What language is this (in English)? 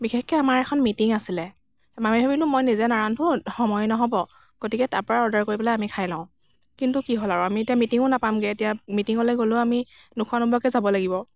Assamese